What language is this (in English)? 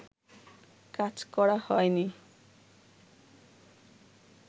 Bangla